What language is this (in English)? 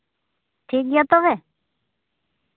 Santali